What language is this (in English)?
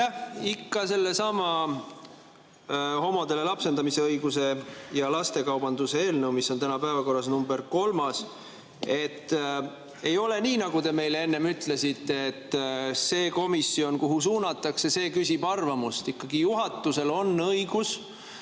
Estonian